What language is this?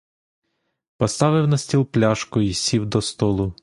Ukrainian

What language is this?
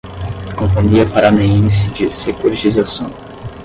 Portuguese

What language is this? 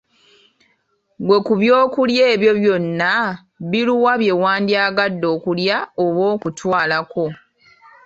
Ganda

